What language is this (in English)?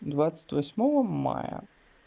Russian